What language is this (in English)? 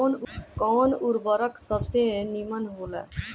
Bhojpuri